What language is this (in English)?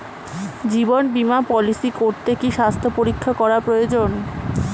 Bangla